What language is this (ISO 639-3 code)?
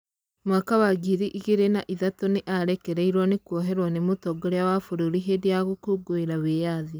kik